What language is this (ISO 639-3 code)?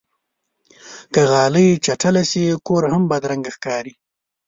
pus